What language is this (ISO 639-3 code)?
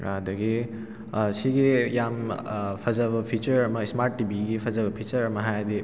mni